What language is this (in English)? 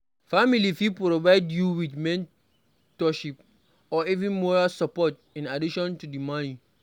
Nigerian Pidgin